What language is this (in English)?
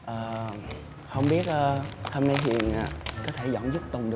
Vietnamese